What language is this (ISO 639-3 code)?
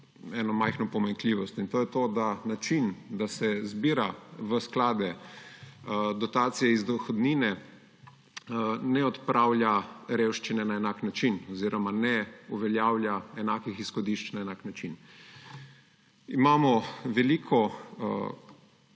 slv